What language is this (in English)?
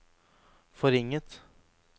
Norwegian